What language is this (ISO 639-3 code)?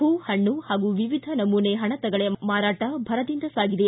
kan